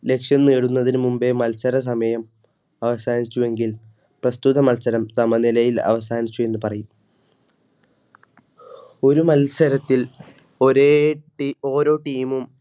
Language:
Malayalam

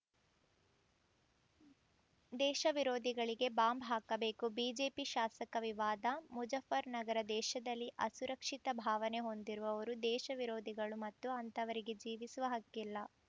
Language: Kannada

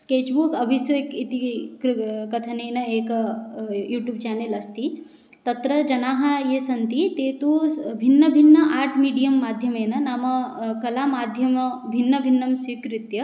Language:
Sanskrit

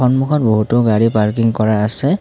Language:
Assamese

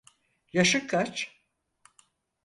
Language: Turkish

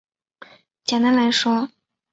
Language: Chinese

